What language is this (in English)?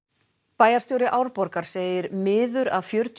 Icelandic